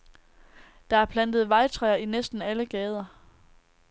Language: Danish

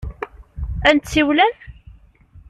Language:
Kabyle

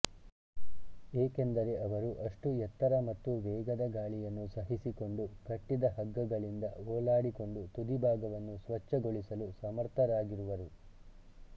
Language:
Kannada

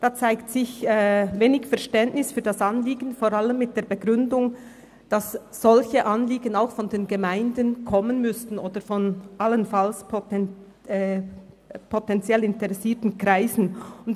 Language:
Swiss German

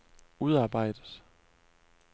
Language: Danish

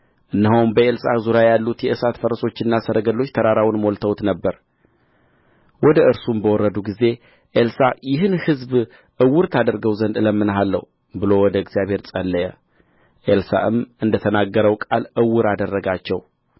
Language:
Amharic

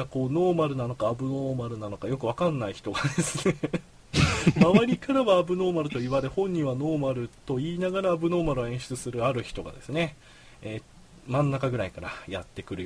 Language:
Japanese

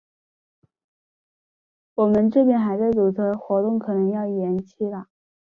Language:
Chinese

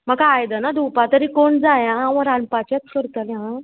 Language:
Konkani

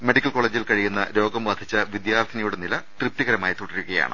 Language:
Malayalam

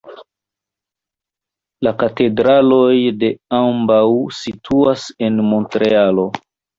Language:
Esperanto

